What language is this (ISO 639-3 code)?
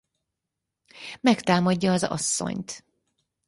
hun